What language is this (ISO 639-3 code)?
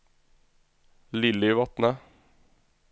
nor